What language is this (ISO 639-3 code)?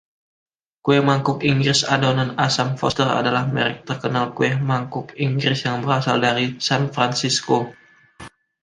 ind